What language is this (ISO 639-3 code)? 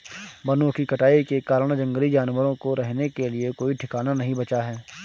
hin